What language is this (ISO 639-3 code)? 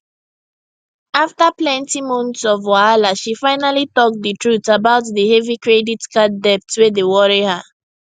pcm